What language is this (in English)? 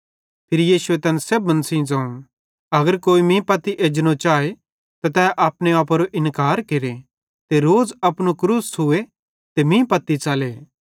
Bhadrawahi